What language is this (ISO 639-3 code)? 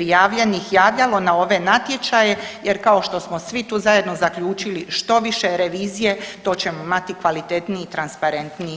hrv